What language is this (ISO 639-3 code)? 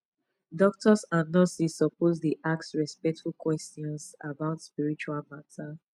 pcm